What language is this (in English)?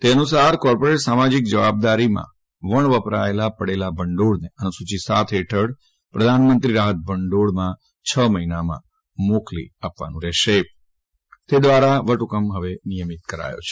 Gujarati